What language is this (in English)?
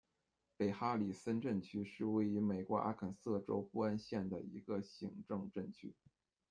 Chinese